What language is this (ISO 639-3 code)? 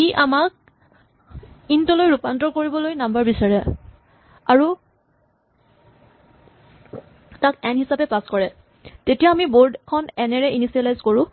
asm